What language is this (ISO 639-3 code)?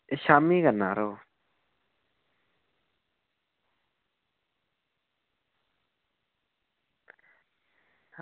doi